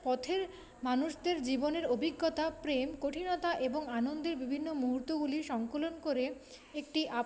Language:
Bangla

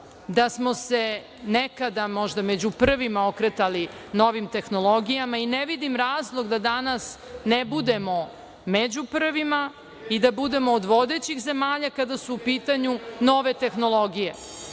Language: Serbian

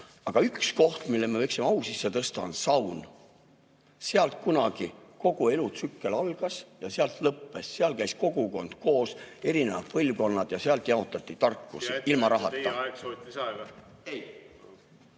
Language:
Estonian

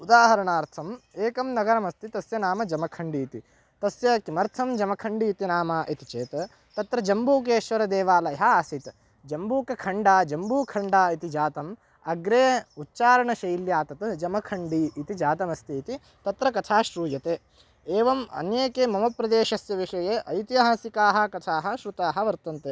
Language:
Sanskrit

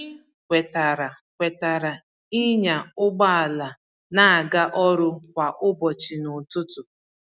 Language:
Igbo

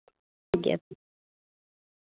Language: Santali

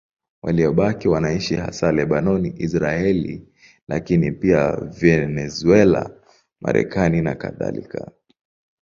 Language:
Swahili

